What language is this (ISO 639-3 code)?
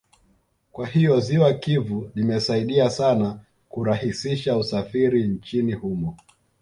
swa